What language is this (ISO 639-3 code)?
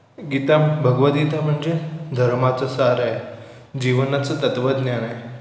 mar